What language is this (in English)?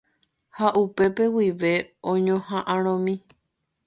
Guarani